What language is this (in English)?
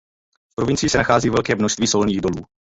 Czech